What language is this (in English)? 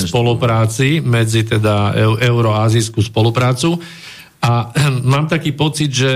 Slovak